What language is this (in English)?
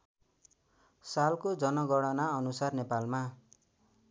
Nepali